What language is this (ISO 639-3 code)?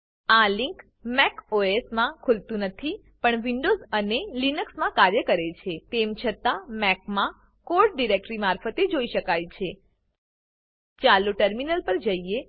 guj